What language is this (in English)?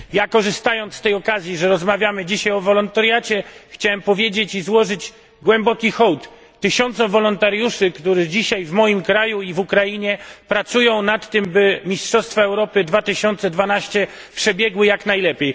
Polish